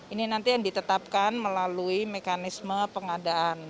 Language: Indonesian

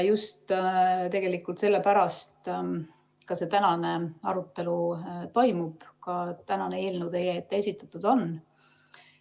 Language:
Estonian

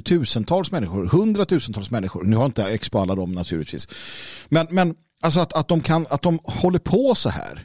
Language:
Swedish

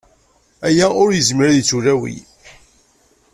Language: Kabyle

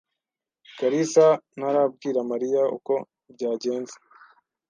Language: Kinyarwanda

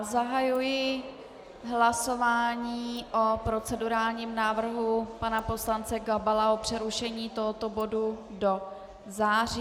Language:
Czech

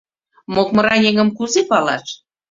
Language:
Mari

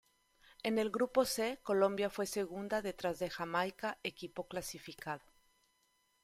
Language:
Spanish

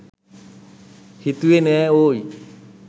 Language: Sinhala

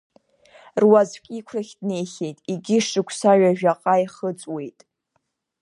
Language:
Abkhazian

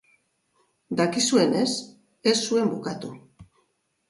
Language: Basque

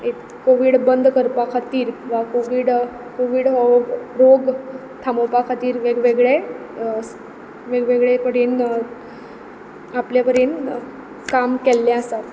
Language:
Konkani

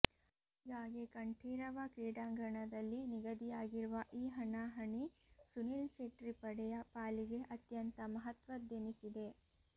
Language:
Kannada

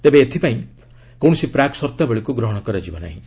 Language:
Odia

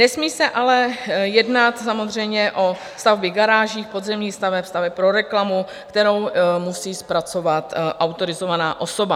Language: Czech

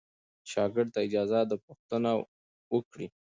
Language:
Pashto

